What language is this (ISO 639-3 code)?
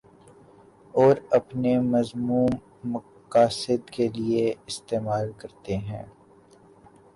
urd